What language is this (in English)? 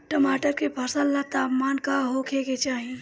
Bhojpuri